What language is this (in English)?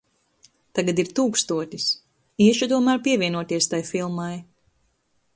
Latvian